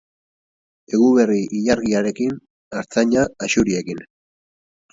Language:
Basque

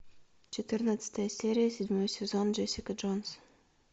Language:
Russian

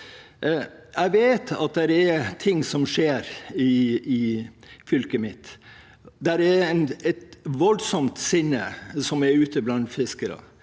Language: Norwegian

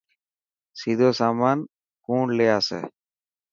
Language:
Dhatki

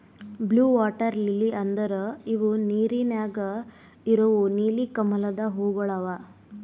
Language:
Kannada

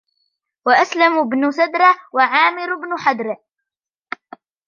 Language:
Arabic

